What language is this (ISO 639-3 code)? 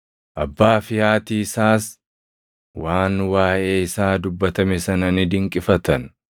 orm